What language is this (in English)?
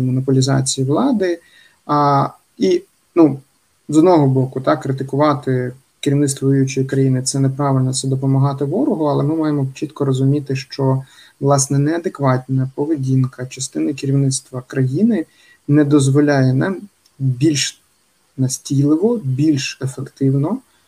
Ukrainian